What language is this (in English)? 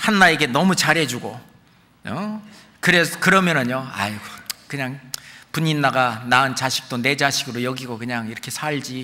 Korean